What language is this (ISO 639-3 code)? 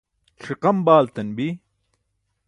bsk